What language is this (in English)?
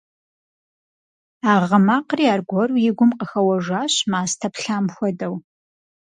Kabardian